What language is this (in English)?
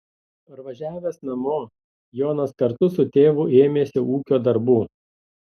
Lithuanian